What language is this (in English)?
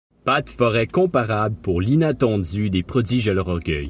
French